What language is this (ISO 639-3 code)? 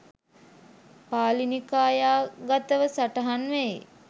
sin